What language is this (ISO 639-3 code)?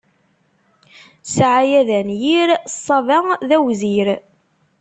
kab